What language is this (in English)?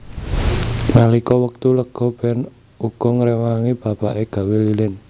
Javanese